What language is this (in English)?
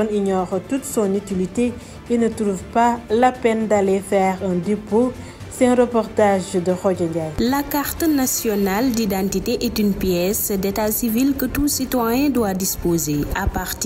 French